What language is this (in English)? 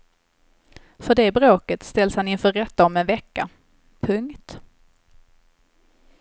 Swedish